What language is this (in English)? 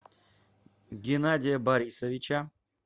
Russian